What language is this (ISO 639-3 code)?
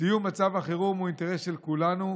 heb